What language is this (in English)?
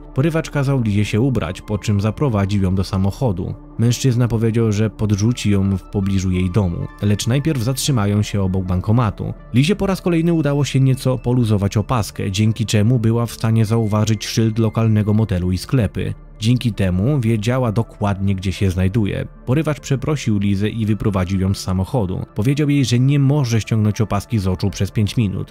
Polish